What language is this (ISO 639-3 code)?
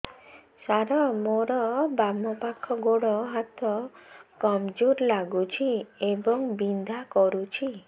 ori